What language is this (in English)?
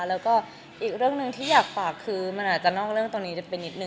Thai